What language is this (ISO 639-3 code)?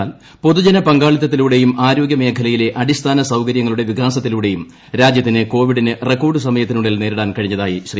mal